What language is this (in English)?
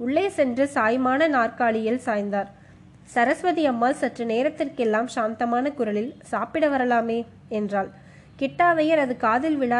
Tamil